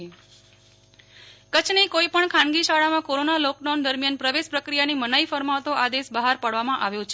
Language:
Gujarati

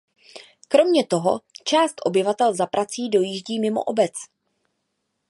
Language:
Czech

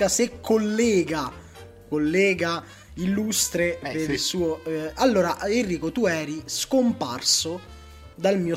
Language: Italian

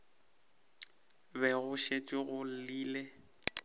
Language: Northern Sotho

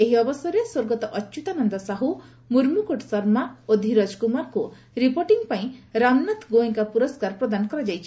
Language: Odia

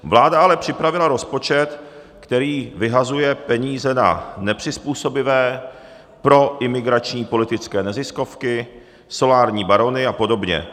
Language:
Czech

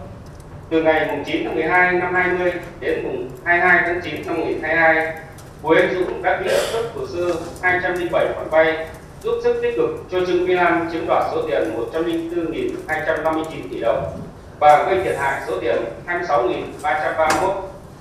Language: Vietnamese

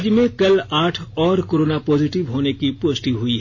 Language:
Hindi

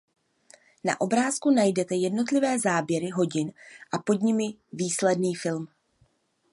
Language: Czech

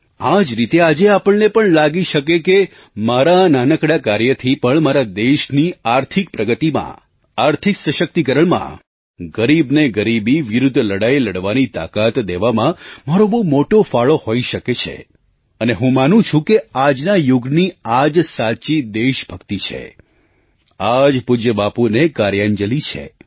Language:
Gujarati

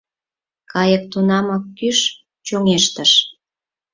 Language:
Mari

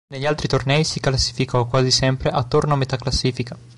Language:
Italian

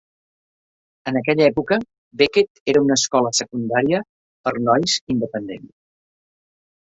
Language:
Catalan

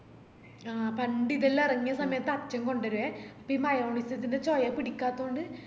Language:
Malayalam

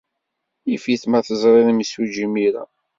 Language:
Kabyle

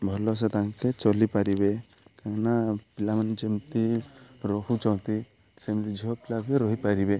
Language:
Odia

